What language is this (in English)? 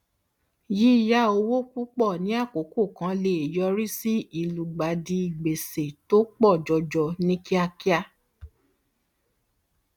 Yoruba